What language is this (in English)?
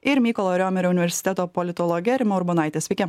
Lithuanian